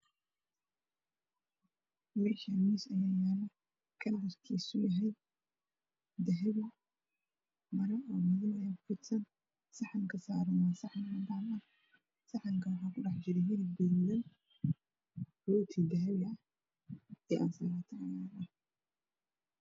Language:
Somali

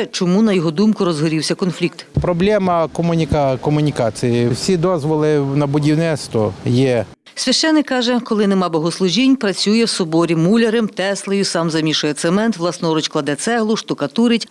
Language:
Ukrainian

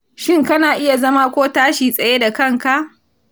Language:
Hausa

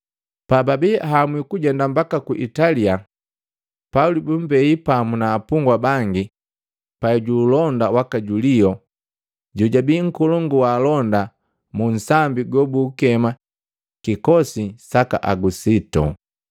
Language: Matengo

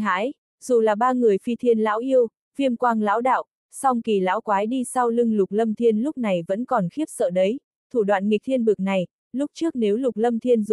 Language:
Vietnamese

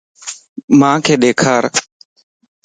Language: Lasi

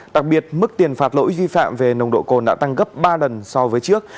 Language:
Vietnamese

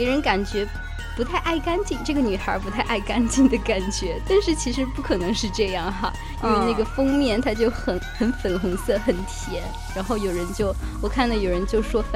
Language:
Chinese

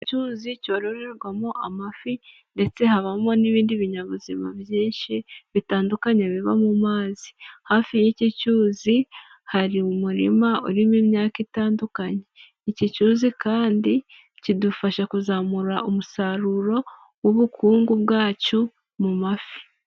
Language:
Kinyarwanda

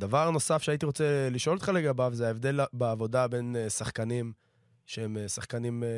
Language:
Hebrew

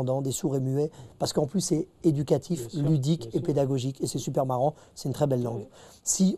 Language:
French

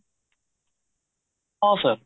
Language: Odia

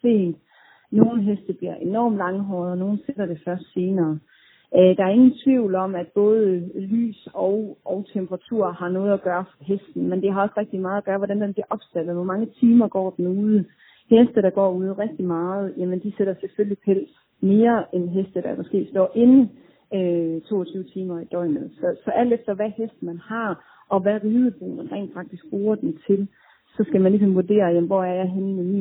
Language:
Danish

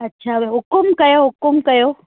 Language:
Sindhi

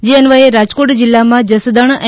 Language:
Gujarati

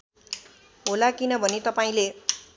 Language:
Nepali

